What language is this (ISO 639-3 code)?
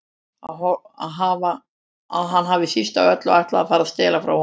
isl